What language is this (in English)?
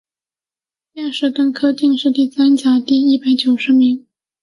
Chinese